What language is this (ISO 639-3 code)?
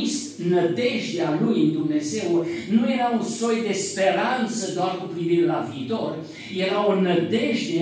ron